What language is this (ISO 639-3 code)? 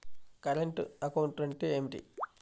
tel